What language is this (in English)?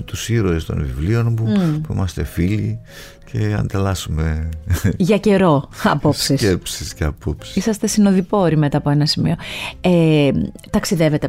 Greek